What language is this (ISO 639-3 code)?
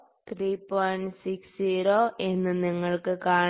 mal